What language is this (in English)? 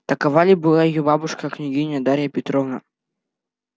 Russian